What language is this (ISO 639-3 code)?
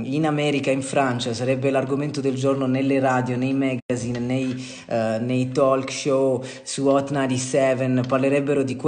ita